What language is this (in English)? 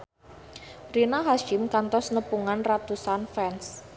Sundanese